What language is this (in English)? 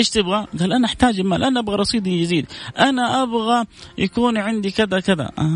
Arabic